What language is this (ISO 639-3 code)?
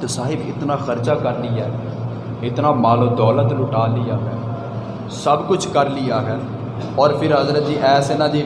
urd